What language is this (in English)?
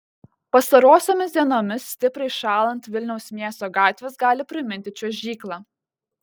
Lithuanian